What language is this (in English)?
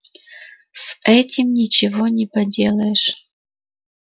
Russian